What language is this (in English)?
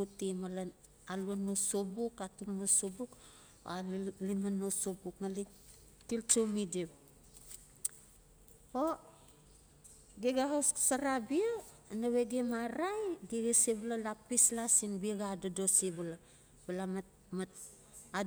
Notsi